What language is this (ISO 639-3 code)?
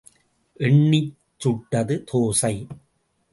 tam